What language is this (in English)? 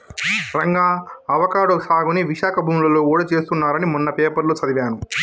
Telugu